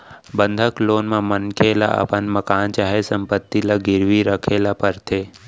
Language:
Chhattisgarhi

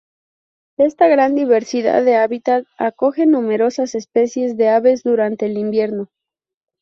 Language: Spanish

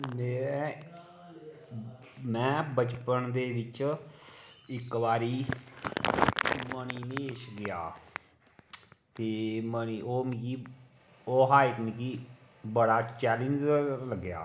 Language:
Dogri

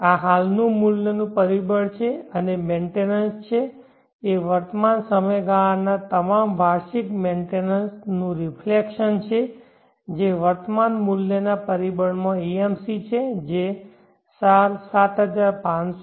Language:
Gujarati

